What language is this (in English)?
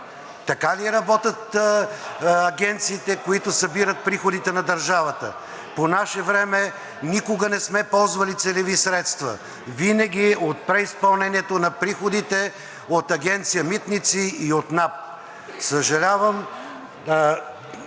Bulgarian